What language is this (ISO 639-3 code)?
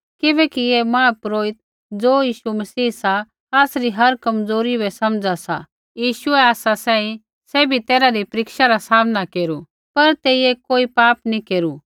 kfx